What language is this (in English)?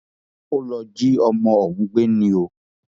Yoruba